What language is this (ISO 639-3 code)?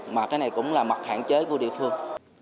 vie